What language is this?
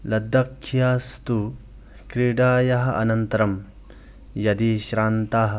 Sanskrit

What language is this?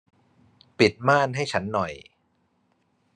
Thai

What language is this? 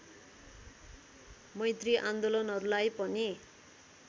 Nepali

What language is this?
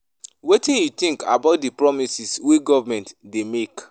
Nigerian Pidgin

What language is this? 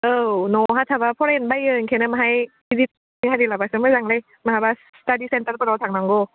Bodo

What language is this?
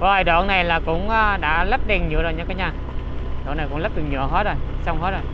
Vietnamese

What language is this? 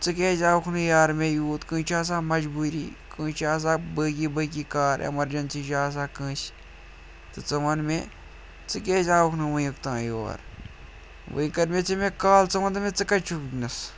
Kashmiri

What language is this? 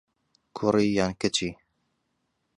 Central Kurdish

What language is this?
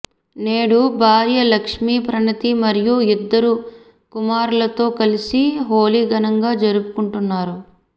Telugu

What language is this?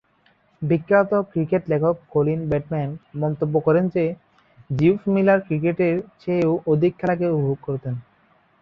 Bangla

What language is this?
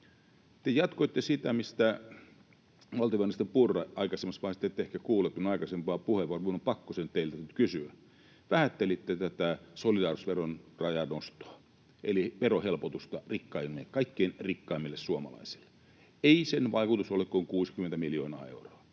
Finnish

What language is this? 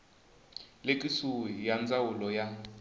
Tsonga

